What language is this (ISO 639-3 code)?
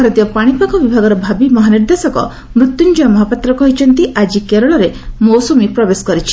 ori